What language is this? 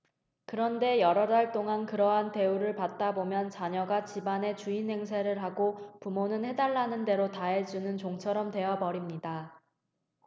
Korean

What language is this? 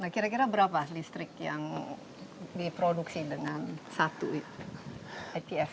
Indonesian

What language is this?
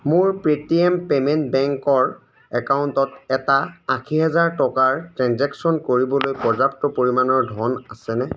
Assamese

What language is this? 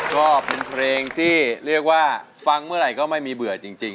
Thai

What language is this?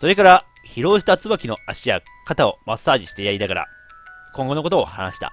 Japanese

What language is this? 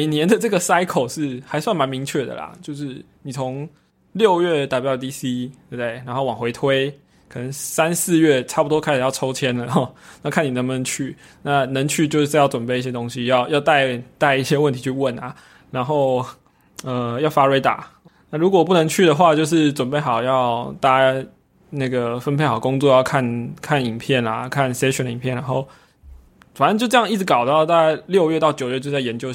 Chinese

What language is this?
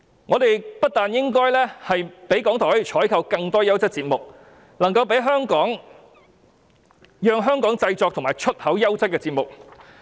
Cantonese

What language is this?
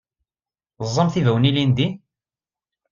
Kabyle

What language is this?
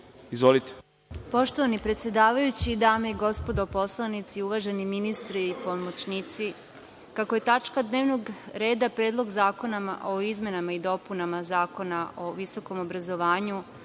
Serbian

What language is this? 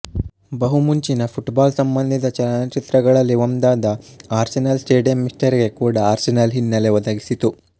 Kannada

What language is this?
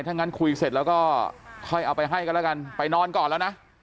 Thai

